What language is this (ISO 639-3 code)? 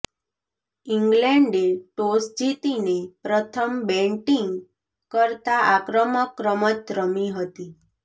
guj